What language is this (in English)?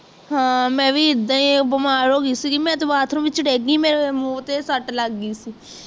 Punjabi